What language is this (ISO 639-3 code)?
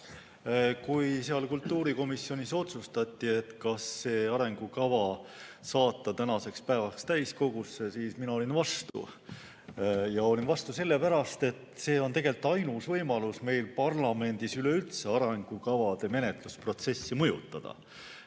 est